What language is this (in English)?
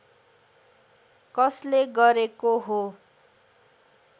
Nepali